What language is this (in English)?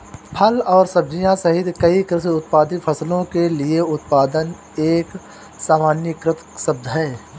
Hindi